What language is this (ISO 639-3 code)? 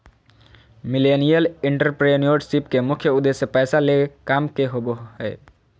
mag